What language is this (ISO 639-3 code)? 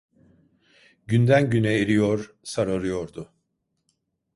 tur